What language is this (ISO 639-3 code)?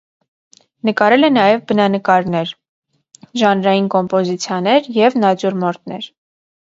hye